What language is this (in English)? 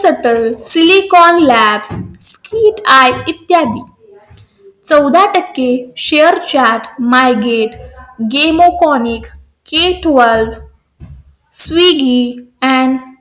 Marathi